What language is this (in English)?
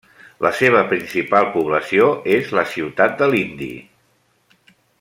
Catalan